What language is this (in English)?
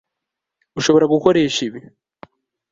Kinyarwanda